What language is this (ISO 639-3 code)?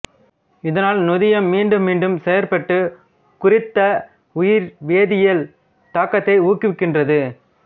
tam